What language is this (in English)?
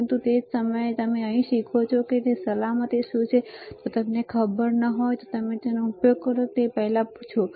Gujarati